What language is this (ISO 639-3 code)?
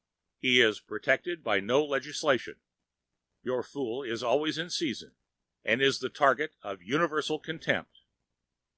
eng